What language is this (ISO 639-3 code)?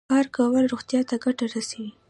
pus